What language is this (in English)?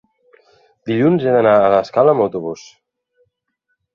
Catalan